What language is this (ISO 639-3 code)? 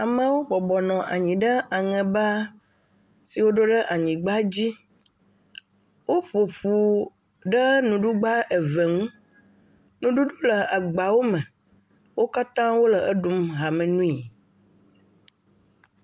ewe